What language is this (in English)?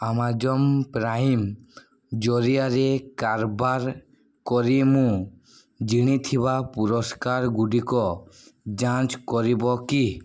Odia